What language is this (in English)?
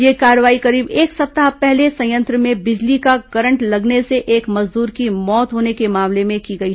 Hindi